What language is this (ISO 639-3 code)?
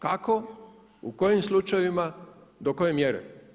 hrv